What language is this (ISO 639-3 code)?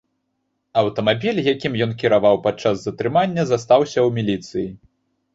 bel